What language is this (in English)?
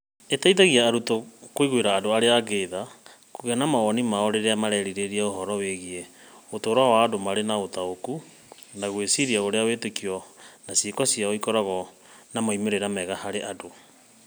Kikuyu